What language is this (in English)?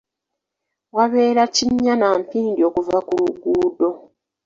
Ganda